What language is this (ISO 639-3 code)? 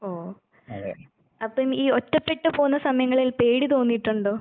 mal